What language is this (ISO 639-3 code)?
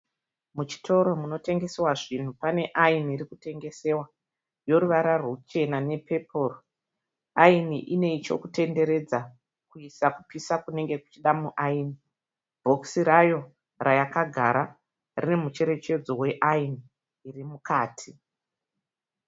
sna